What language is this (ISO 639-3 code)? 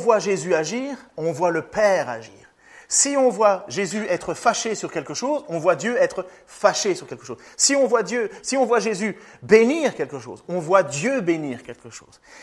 fra